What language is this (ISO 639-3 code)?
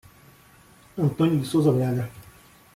por